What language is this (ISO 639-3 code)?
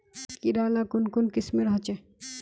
mag